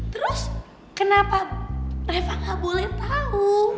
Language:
Indonesian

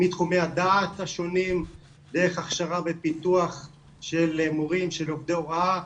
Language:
Hebrew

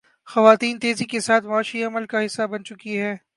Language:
Urdu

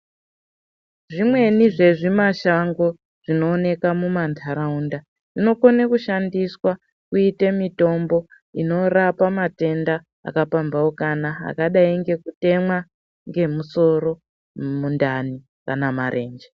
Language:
Ndau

